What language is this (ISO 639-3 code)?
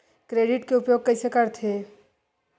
hne